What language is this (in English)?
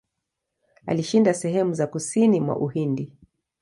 Swahili